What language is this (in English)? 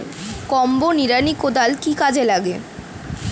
Bangla